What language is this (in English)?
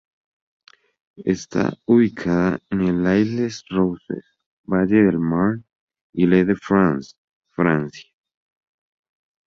Spanish